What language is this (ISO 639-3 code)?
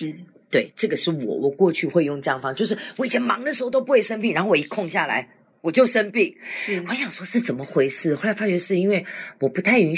zho